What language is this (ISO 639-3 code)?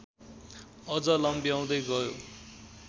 nep